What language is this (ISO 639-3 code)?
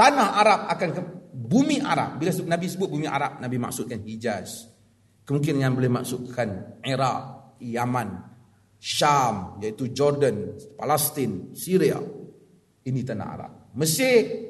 msa